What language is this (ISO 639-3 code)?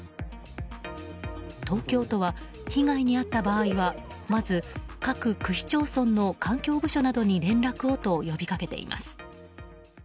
jpn